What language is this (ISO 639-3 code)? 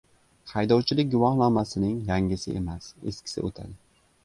uzb